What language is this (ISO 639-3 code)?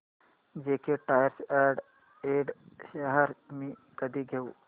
mar